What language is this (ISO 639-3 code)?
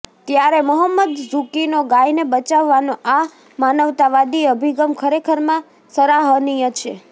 guj